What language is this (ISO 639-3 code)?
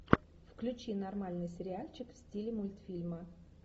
rus